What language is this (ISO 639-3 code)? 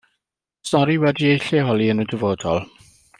cym